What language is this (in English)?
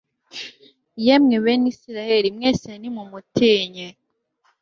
Kinyarwanda